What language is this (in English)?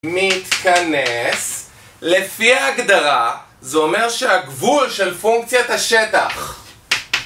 Hebrew